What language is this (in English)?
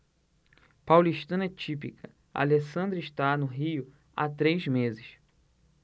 Portuguese